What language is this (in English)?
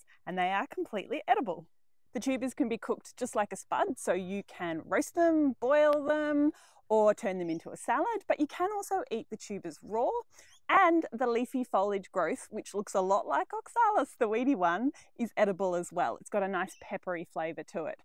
English